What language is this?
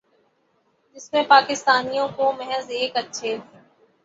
Urdu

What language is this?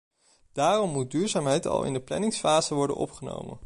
Dutch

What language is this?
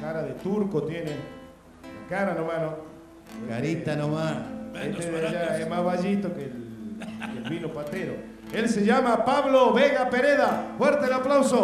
Spanish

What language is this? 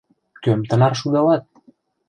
Mari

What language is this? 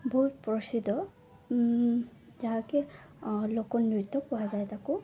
Odia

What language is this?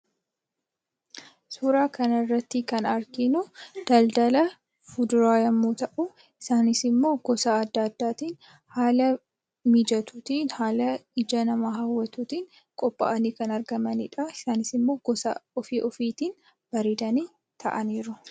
Oromo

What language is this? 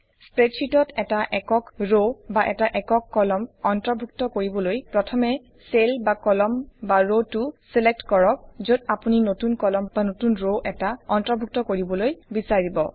Assamese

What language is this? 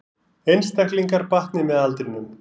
Icelandic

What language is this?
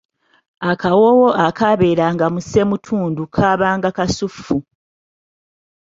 Ganda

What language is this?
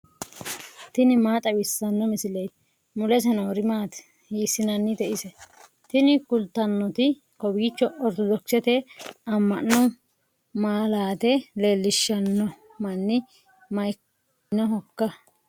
Sidamo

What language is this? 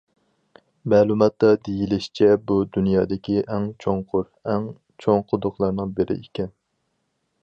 Uyghur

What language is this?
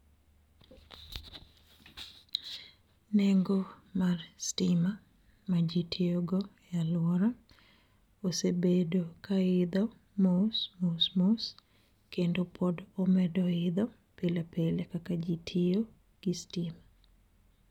Luo (Kenya and Tanzania)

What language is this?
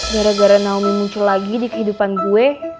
Indonesian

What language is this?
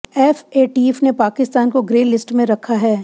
Hindi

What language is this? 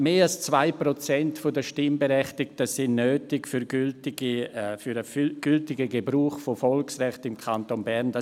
Swiss German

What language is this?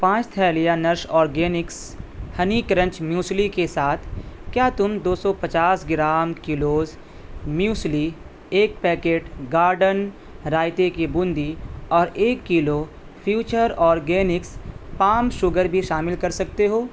Urdu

